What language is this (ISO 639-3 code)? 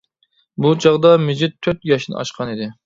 uig